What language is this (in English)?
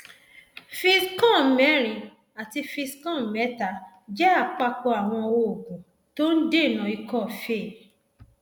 Yoruba